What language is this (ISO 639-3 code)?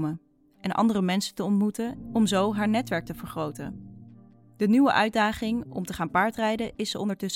nld